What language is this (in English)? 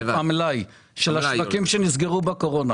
Hebrew